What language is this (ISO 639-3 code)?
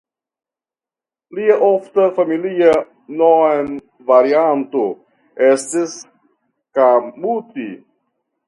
epo